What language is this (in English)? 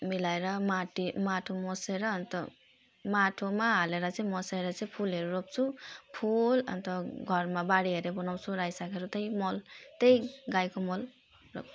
Nepali